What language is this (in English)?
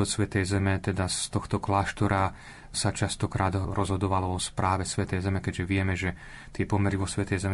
Slovak